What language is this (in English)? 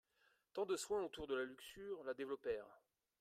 French